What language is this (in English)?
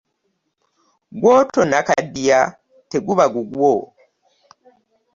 Ganda